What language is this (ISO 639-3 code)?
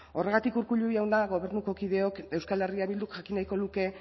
eus